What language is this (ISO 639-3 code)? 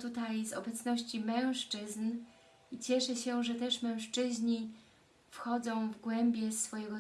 pol